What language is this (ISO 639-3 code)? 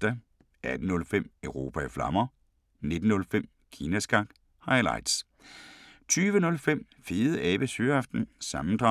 dan